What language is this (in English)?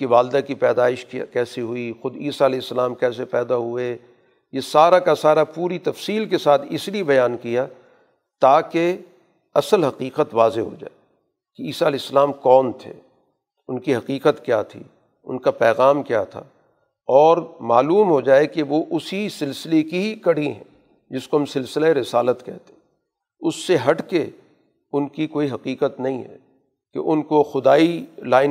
Urdu